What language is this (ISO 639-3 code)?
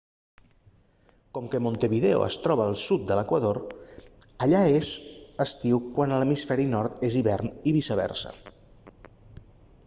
cat